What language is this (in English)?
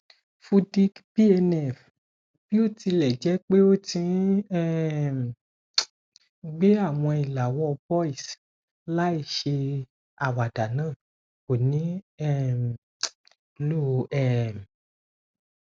Yoruba